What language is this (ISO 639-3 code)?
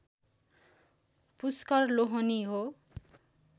nep